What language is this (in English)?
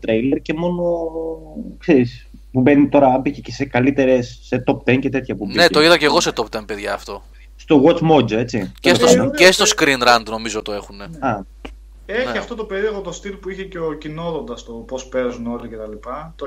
Greek